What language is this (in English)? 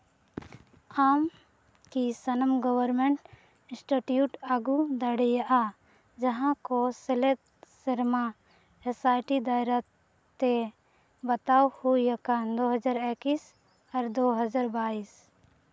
Santali